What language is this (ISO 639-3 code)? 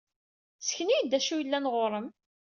kab